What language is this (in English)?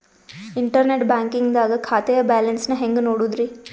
Kannada